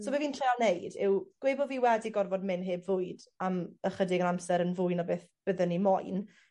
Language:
Welsh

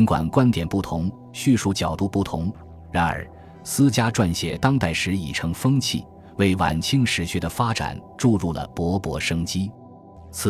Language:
Chinese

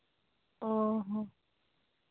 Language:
Santali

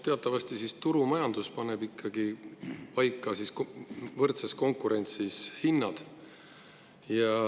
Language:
Estonian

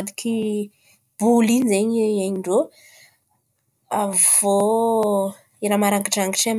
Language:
Antankarana Malagasy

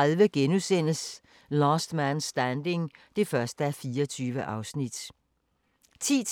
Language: Danish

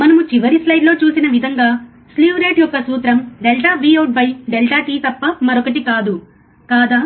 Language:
Telugu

